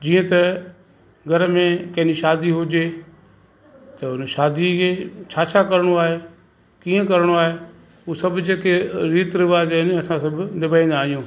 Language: Sindhi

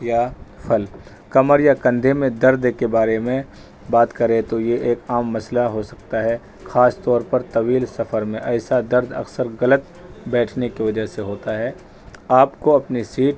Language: Urdu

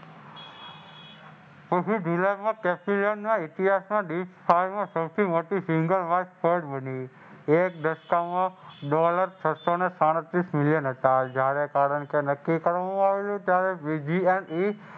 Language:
Gujarati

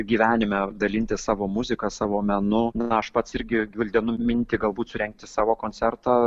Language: Lithuanian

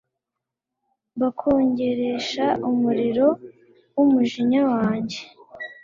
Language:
Kinyarwanda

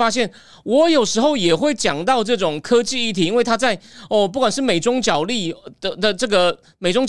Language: Chinese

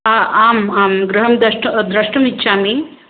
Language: Sanskrit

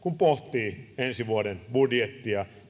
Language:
Finnish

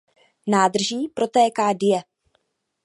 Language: Czech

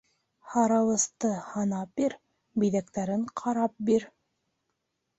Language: Bashkir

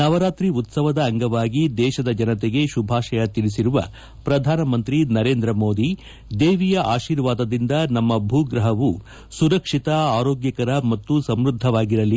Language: Kannada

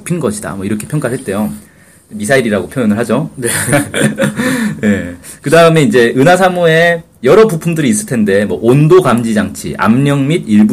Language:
Korean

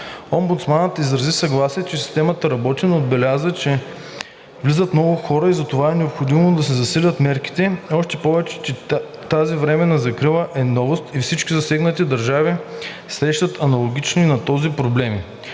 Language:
Bulgarian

